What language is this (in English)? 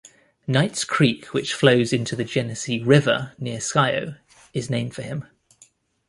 English